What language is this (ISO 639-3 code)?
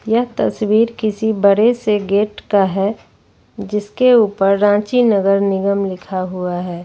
hin